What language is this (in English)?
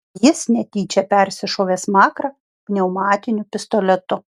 Lithuanian